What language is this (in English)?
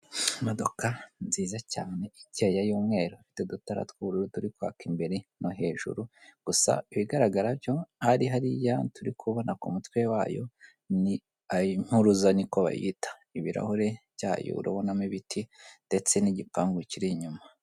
Kinyarwanda